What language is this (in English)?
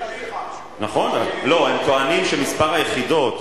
Hebrew